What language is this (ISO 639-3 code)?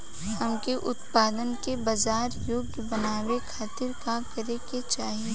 bho